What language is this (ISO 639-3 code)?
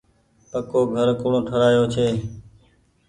gig